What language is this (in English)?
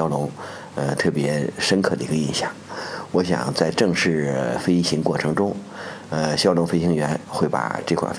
Chinese